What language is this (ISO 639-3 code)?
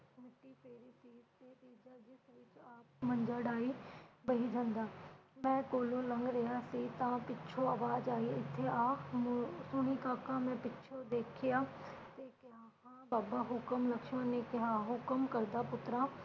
pan